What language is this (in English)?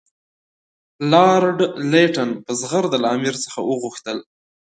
Pashto